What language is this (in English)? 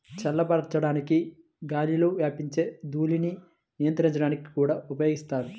Telugu